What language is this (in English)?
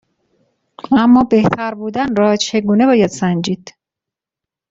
Persian